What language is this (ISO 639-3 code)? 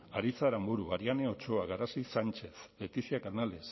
eus